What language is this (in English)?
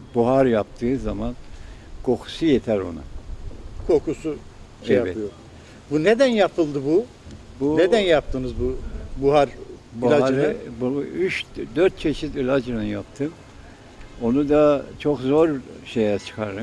Turkish